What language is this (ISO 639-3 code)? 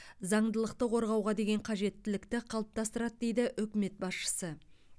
kaz